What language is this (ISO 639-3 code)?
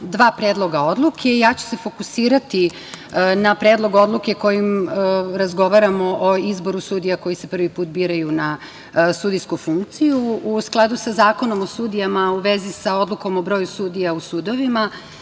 srp